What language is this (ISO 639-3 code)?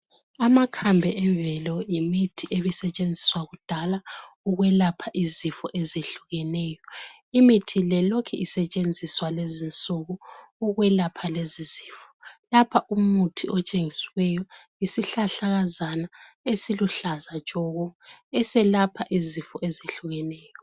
nde